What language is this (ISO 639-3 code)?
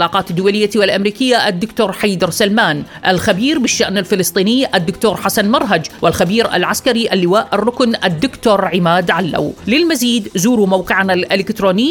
ara